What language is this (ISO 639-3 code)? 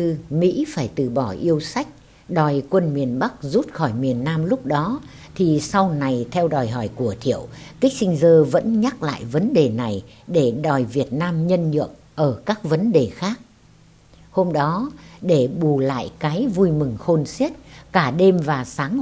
vie